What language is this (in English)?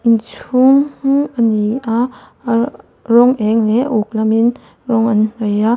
Mizo